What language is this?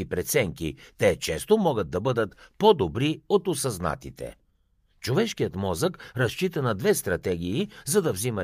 Bulgarian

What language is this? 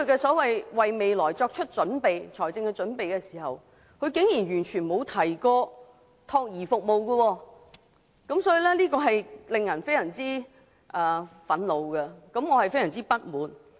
Cantonese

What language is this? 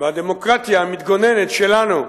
Hebrew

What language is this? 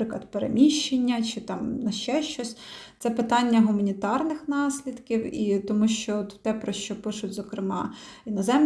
Ukrainian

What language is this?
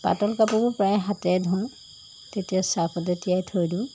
Assamese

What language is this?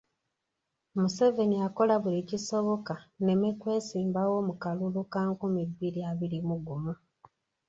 Ganda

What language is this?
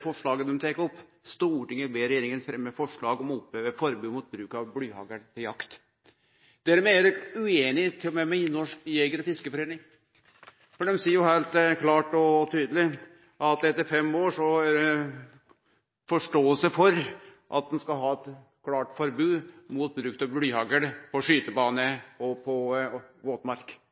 Norwegian Nynorsk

